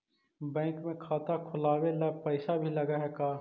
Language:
Magahi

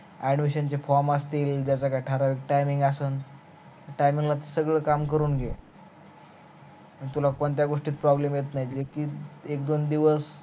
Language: Marathi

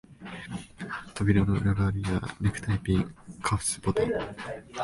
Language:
Japanese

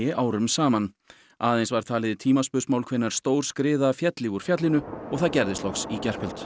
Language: Icelandic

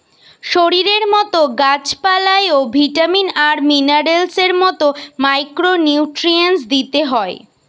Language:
Bangla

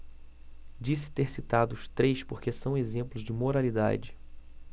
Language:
Portuguese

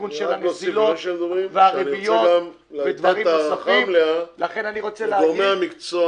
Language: Hebrew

